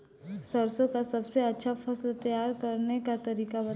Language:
Bhojpuri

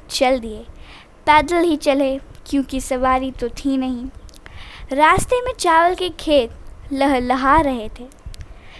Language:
Hindi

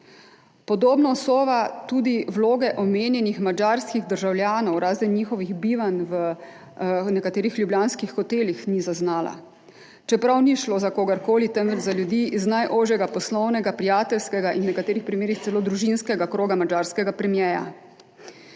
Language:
Slovenian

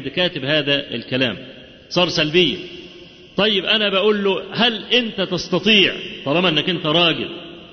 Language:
Arabic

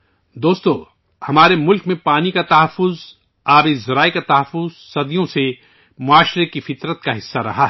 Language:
Urdu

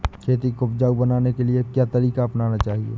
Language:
Hindi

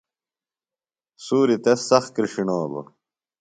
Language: Phalura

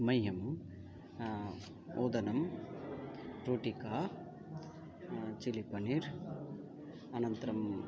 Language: Sanskrit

